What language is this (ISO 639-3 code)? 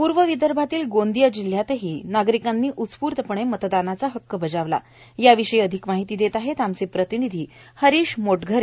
mar